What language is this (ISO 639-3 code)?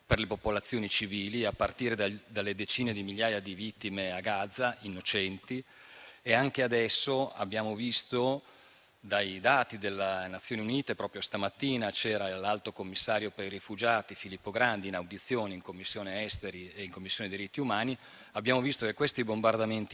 ita